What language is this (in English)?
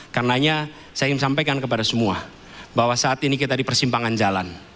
Indonesian